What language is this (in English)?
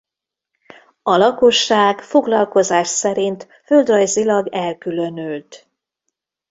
Hungarian